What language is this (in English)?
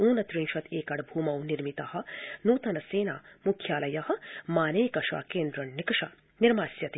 Sanskrit